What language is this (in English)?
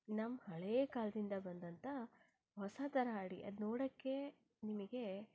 Kannada